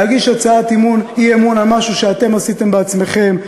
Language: Hebrew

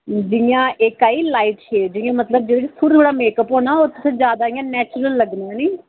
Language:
Dogri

